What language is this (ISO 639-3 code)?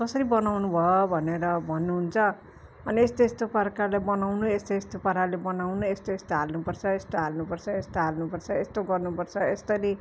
nep